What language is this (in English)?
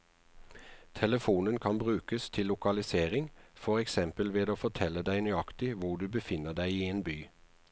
Norwegian